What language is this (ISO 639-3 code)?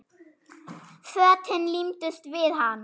isl